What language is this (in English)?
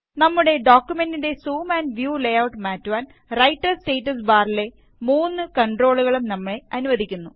Malayalam